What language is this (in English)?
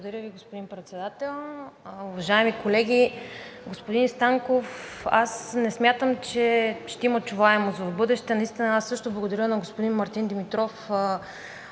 Bulgarian